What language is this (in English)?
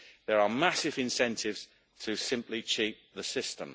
English